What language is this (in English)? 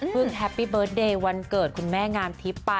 Thai